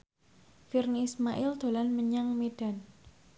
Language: Javanese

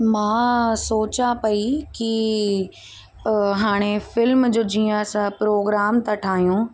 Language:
Sindhi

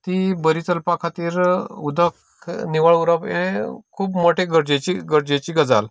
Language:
Konkani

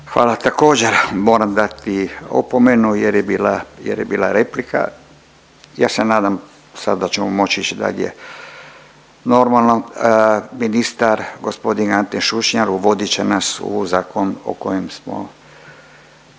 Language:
Croatian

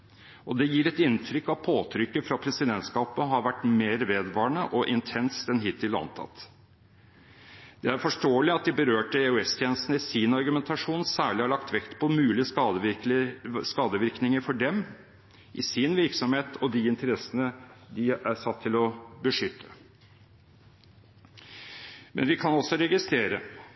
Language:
Norwegian Bokmål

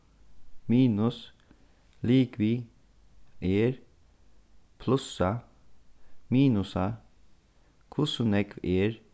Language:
Faroese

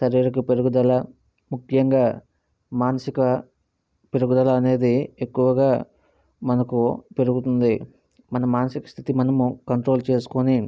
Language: Telugu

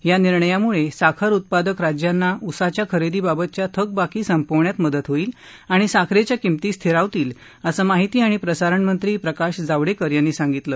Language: Marathi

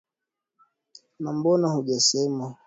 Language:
Swahili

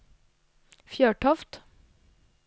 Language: Norwegian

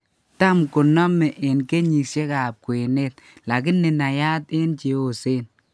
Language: Kalenjin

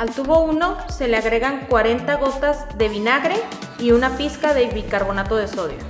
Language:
Spanish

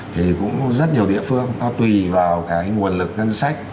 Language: Vietnamese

